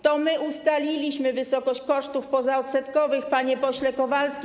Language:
Polish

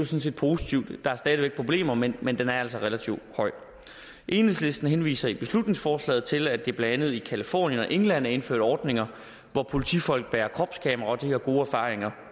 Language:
Danish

